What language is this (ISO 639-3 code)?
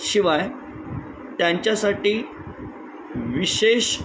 mar